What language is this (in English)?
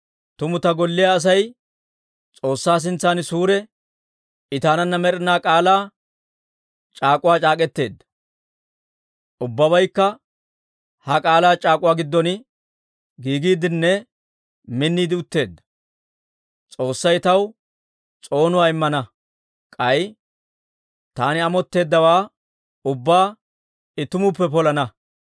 Dawro